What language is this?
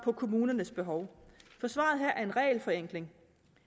Danish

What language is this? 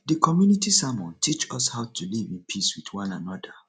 Nigerian Pidgin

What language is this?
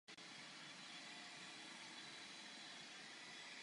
Czech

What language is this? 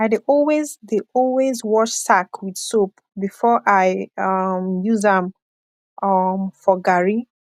Nigerian Pidgin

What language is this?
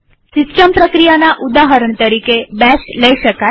Gujarati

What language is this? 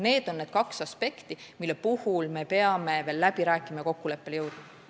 Estonian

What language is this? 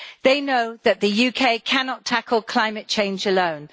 English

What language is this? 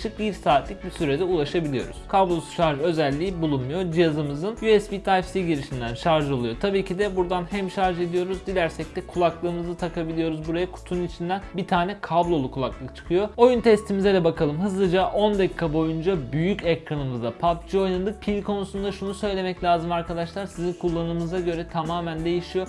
Turkish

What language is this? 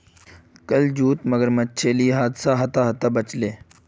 Magahi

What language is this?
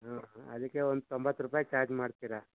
Kannada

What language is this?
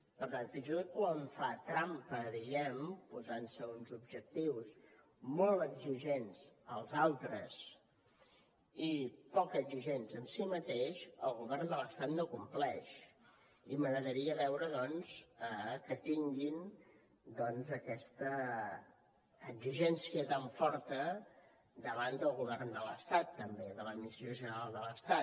Catalan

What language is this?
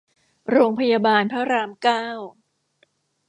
Thai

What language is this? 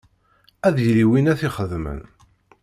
Kabyle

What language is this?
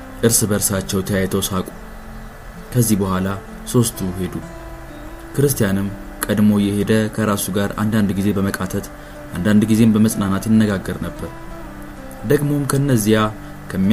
Amharic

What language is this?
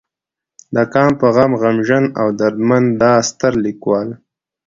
Pashto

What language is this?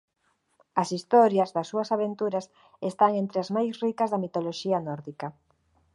Galician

